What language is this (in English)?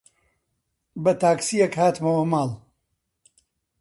Central Kurdish